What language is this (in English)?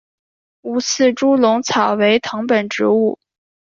Chinese